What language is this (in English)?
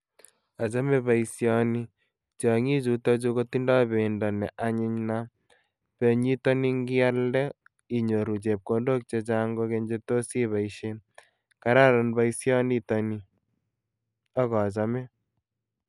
Kalenjin